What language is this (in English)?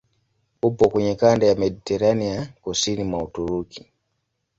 Swahili